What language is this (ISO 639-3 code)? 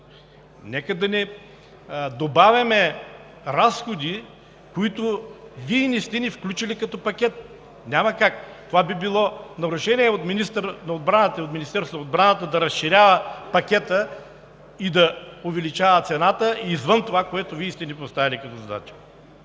bul